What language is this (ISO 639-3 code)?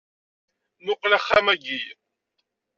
kab